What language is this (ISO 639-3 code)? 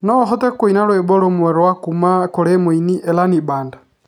kik